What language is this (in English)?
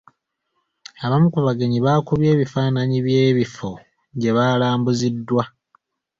Ganda